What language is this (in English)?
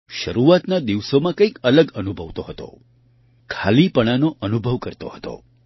Gujarati